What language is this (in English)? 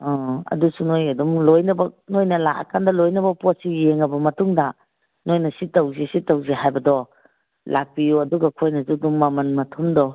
Manipuri